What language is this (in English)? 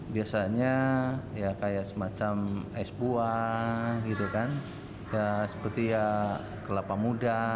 Indonesian